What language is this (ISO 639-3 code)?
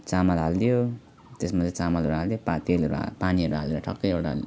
nep